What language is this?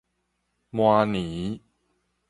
Min Nan Chinese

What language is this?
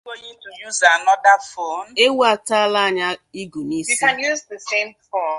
Igbo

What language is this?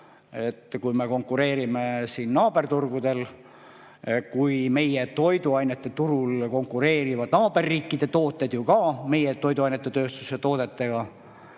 Estonian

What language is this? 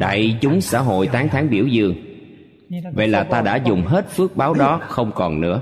Vietnamese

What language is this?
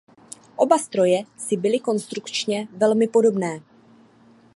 Czech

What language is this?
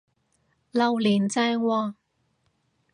Cantonese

